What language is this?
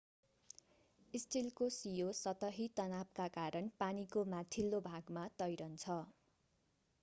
Nepali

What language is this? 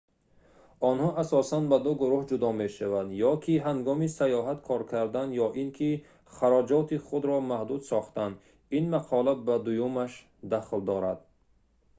Tajik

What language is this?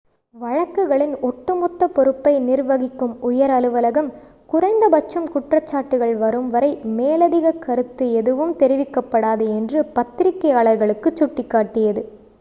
Tamil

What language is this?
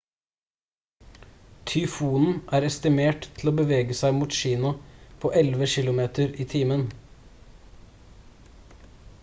Norwegian Bokmål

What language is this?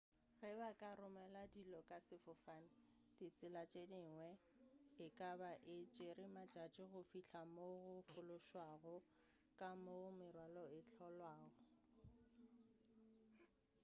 Northern Sotho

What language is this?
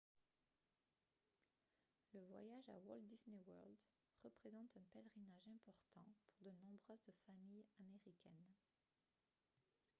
French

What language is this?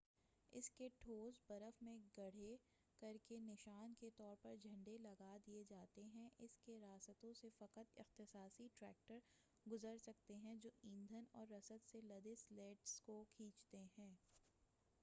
Urdu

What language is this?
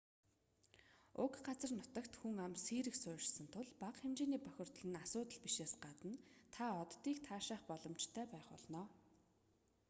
Mongolian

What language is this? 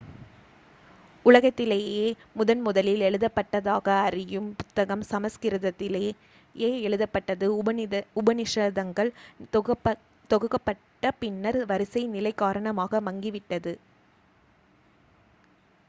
Tamil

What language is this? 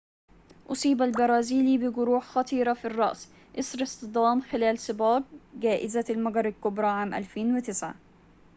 Arabic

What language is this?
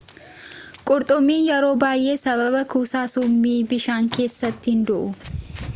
Oromo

